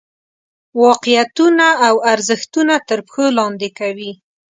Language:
Pashto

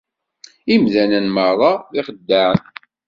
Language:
Kabyle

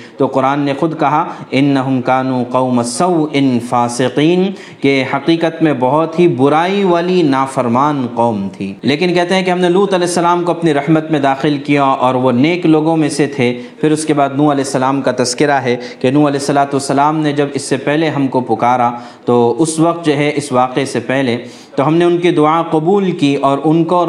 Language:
Urdu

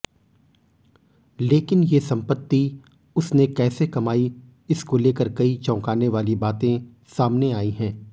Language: Hindi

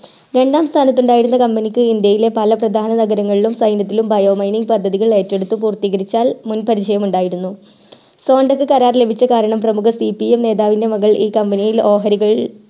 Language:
Malayalam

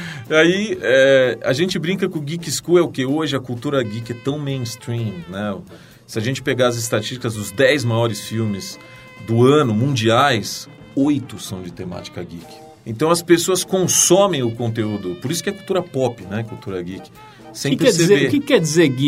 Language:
Portuguese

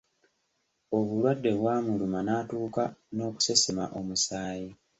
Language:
Ganda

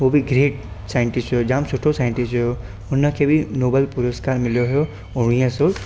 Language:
Sindhi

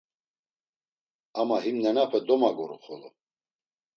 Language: Laz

